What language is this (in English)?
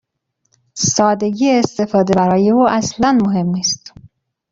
Persian